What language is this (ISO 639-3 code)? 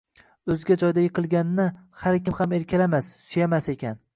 uzb